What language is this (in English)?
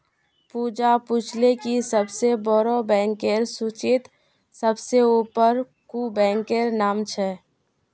Magahi